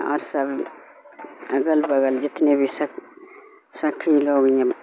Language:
Urdu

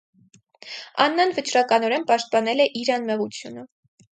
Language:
Armenian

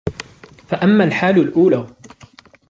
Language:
Arabic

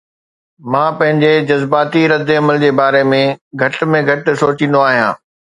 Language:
Sindhi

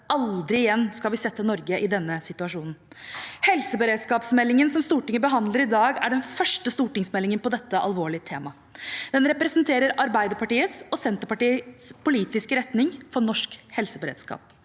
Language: Norwegian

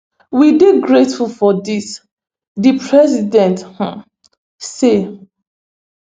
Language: Nigerian Pidgin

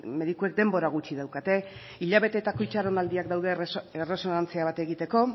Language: Basque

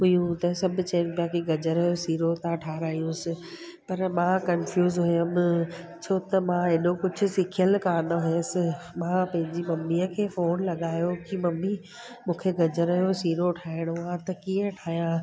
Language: Sindhi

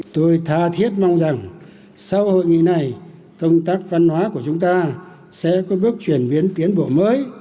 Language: Vietnamese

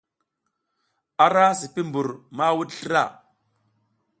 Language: South Giziga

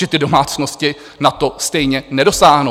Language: Czech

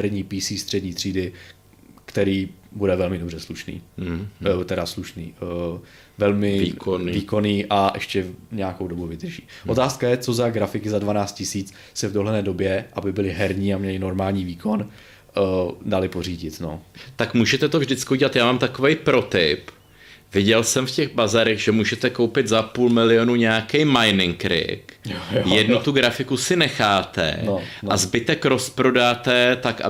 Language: Czech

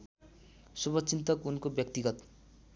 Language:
Nepali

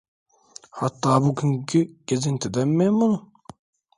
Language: Turkish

